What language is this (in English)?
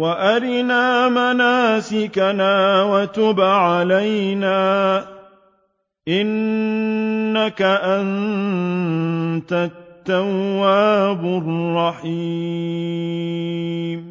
Arabic